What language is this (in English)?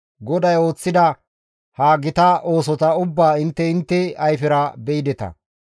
Gamo